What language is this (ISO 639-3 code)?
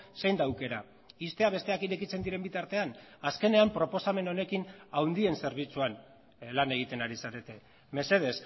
eus